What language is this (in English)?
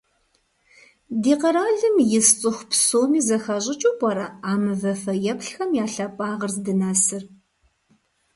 Kabardian